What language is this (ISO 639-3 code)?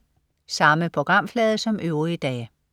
dan